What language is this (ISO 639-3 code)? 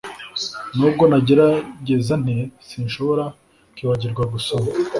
kin